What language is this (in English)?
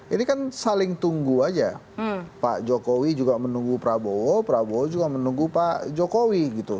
Indonesian